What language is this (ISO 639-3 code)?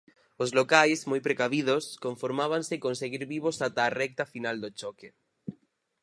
glg